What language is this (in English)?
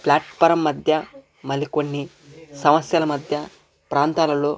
Telugu